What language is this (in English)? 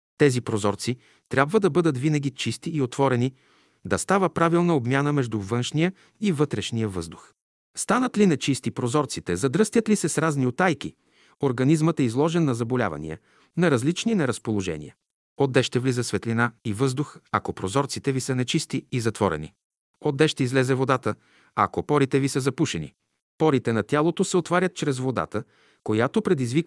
Bulgarian